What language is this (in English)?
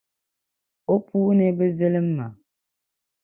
Dagbani